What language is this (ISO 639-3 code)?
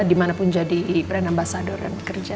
ind